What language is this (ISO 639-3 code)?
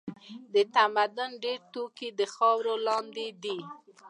pus